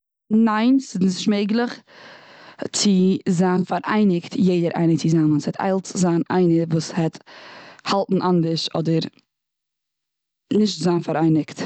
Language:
Yiddish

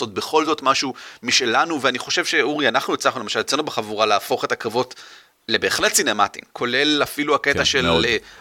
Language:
Hebrew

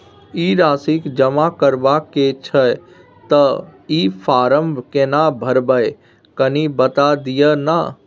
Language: Maithili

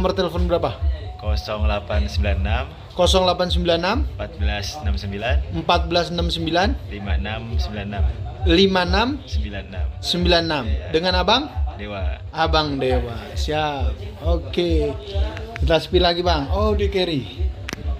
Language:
Indonesian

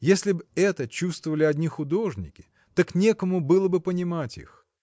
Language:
Russian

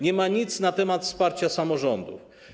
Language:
Polish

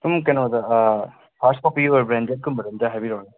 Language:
Manipuri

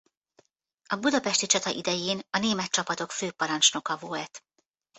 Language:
Hungarian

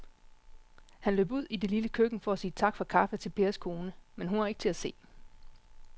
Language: Danish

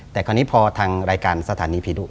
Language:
Thai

